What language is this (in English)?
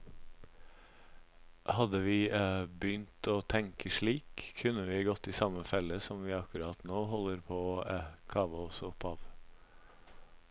Norwegian